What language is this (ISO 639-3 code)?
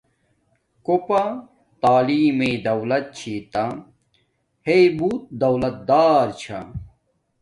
dmk